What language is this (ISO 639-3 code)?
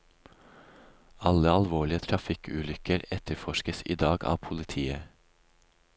nor